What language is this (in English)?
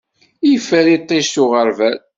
Kabyle